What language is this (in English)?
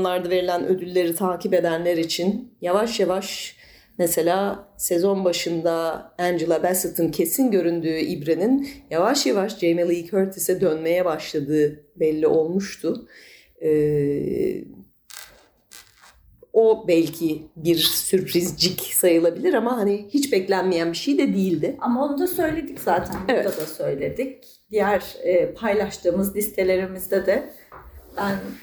Turkish